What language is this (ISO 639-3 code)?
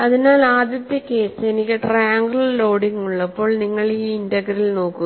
mal